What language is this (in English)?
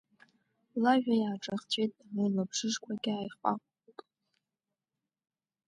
Abkhazian